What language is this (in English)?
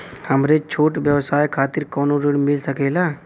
Bhojpuri